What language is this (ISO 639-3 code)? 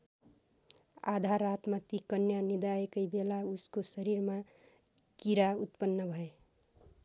nep